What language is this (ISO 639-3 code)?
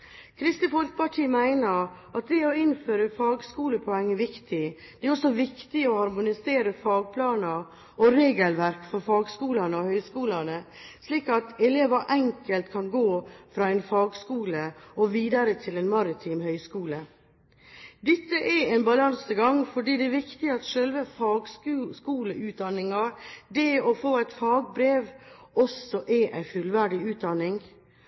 nob